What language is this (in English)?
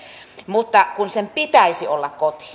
Finnish